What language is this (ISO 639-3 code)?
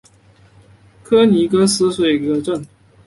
zho